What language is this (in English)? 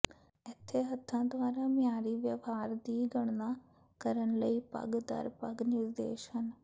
Punjabi